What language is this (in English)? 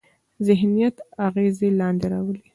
Pashto